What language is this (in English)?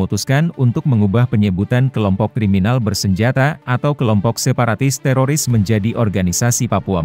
Indonesian